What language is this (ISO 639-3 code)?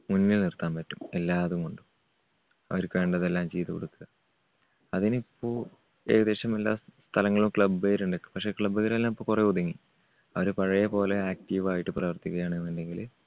mal